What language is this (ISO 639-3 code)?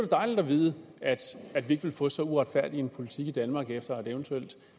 dan